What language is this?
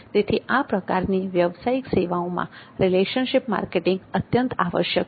Gujarati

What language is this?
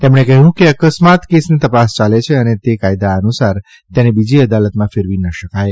Gujarati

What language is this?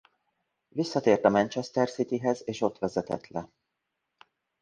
Hungarian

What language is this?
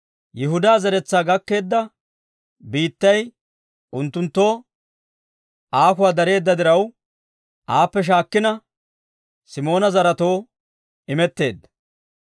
Dawro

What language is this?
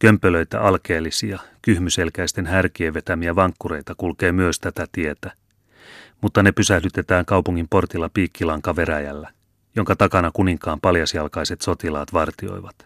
Finnish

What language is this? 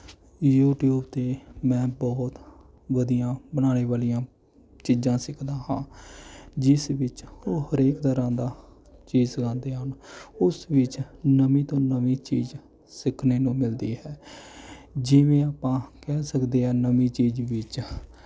Punjabi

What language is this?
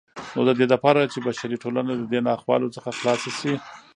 Pashto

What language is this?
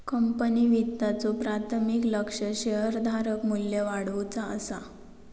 Marathi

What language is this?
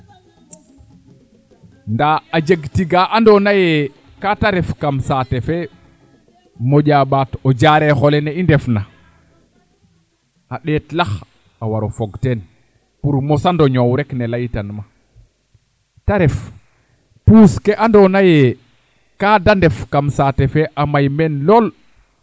Serer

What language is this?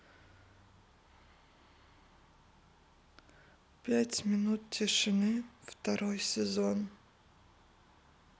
Russian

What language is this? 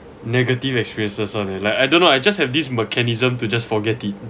English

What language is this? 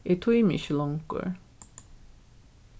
Faroese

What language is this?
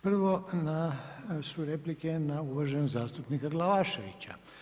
Croatian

